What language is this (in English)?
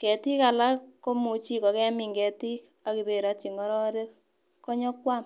Kalenjin